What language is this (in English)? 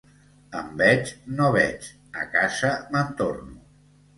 Catalan